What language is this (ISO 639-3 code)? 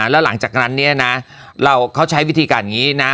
tha